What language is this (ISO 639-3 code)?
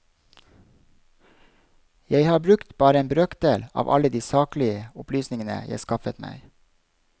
nor